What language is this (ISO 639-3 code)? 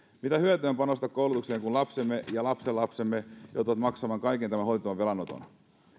fin